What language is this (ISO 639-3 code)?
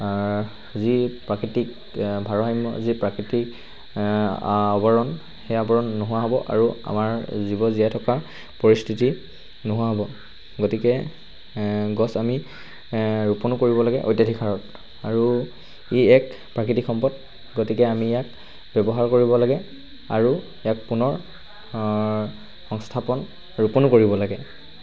asm